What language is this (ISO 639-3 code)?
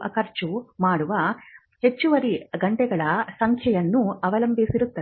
kan